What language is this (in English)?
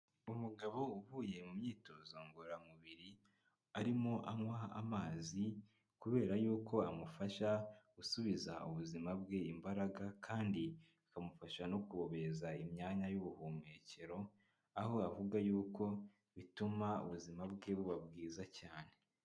Kinyarwanda